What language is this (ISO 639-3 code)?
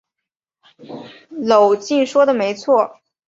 zho